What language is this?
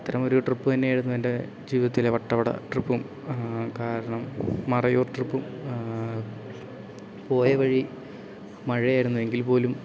Malayalam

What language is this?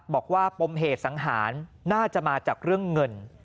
Thai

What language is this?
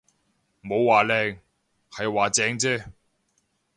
Cantonese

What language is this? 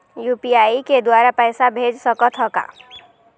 Chhattisgarhi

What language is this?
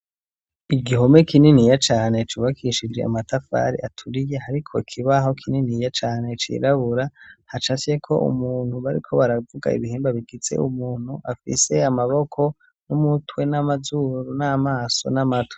Rundi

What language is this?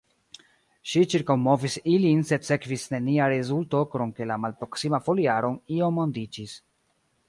Esperanto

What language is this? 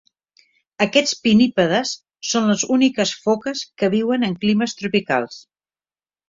Catalan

